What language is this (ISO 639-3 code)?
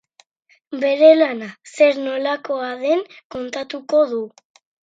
eus